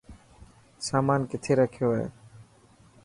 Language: Dhatki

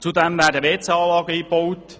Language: Swiss German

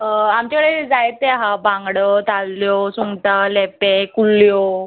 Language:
Konkani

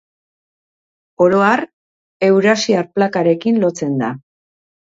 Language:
Basque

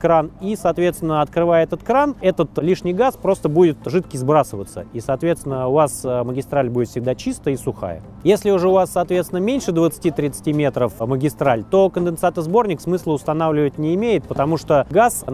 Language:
Russian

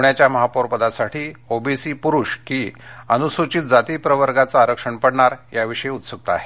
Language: Marathi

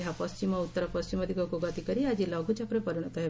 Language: Odia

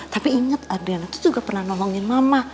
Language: Indonesian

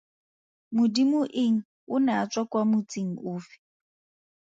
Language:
Tswana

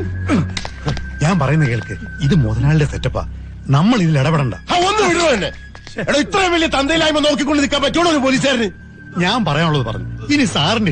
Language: Malayalam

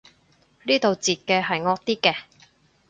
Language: Cantonese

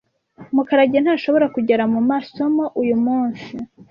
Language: Kinyarwanda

